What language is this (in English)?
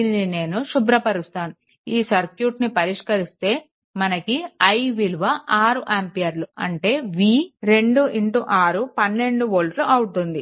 Telugu